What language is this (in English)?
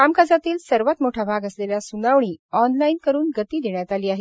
Marathi